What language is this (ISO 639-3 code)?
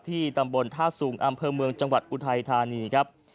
tha